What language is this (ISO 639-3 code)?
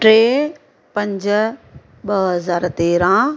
snd